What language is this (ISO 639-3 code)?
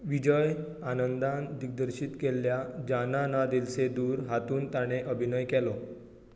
kok